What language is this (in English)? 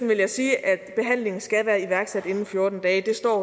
Danish